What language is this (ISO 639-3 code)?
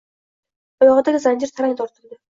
uzb